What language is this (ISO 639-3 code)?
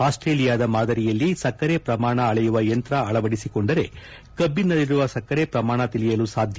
kan